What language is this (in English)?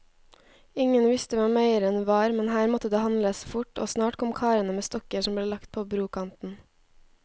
Norwegian